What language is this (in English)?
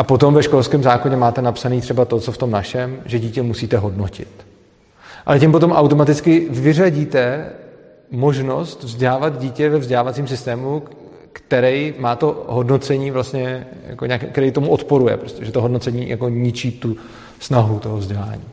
Czech